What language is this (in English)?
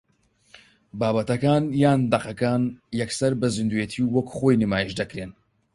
Central Kurdish